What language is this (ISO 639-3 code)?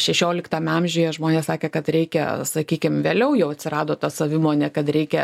lit